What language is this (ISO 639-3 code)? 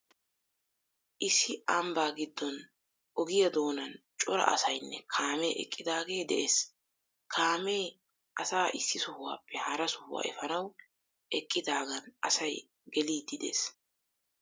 wal